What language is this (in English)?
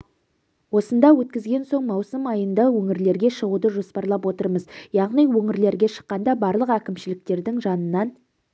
Kazakh